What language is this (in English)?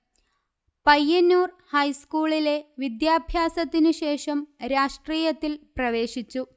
Malayalam